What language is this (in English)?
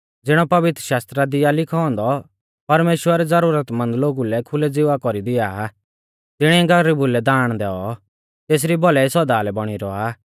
Mahasu Pahari